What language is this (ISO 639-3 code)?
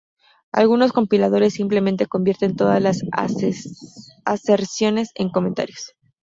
spa